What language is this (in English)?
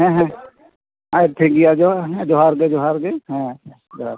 Santali